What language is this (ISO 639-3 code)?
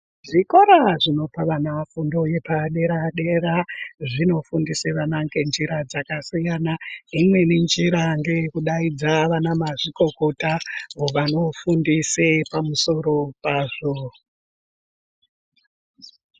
ndc